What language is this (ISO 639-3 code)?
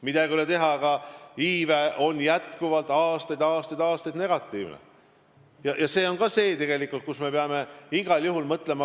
est